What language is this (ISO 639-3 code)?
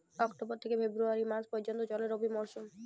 ben